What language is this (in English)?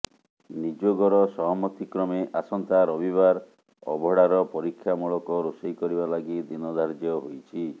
Odia